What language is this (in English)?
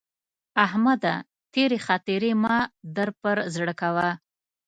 Pashto